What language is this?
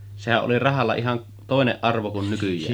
Finnish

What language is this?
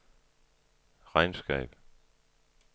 Danish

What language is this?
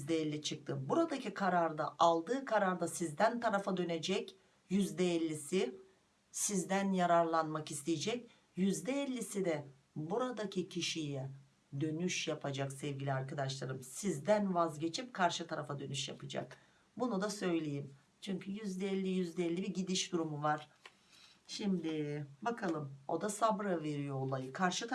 Turkish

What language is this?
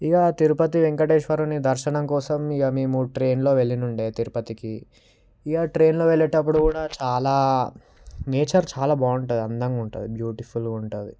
Telugu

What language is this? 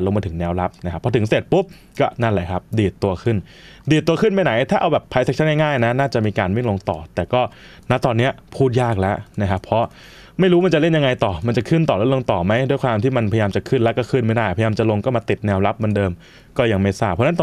Thai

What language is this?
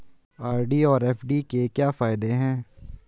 Hindi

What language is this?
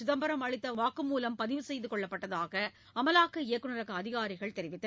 Tamil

